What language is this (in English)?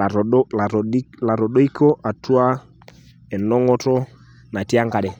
Masai